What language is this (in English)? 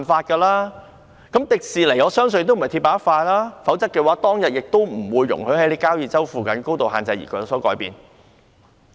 Cantonese